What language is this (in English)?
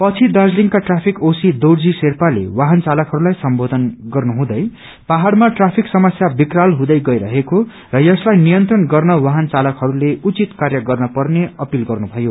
Nepali